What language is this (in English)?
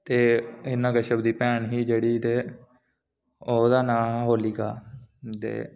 Dogri